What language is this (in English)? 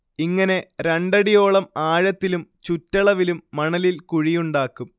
Malayalam